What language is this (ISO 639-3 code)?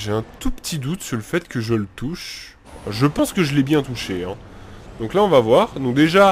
fra